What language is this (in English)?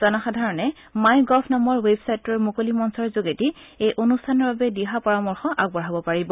Assamese